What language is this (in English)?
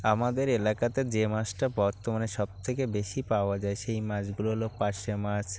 Bangla